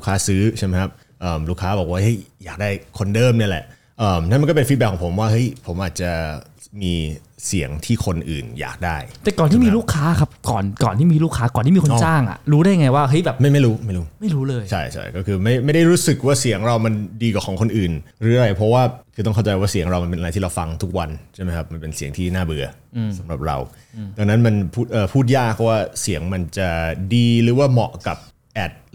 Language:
Thai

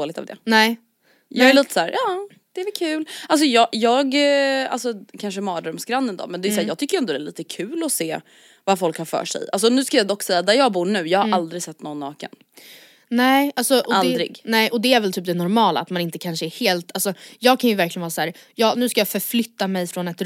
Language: Swedish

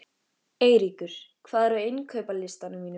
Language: Icelandic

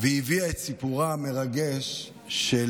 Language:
Hebrew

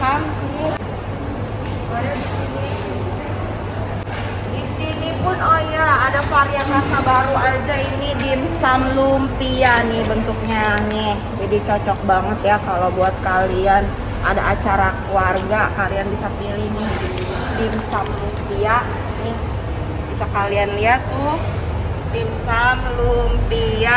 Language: Indonesian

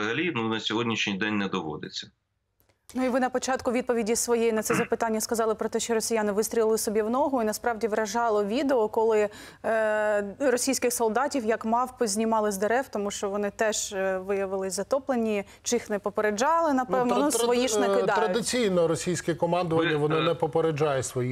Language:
Ukrainian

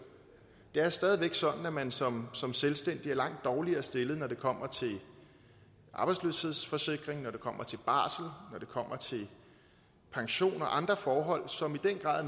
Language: Danish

